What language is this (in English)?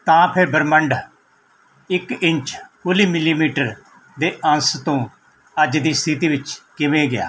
Punjabi